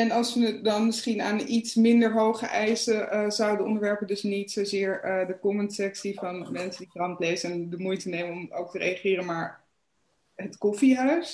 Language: Dutch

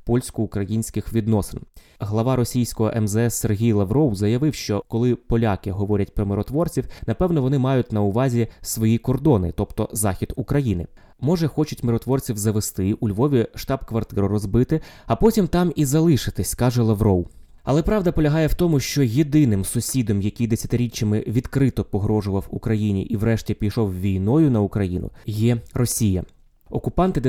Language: Ukrainian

